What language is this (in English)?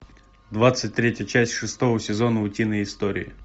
Russian